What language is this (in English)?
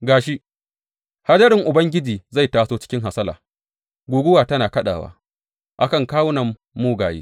Hausa